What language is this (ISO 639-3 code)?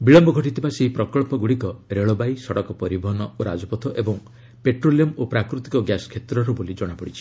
ori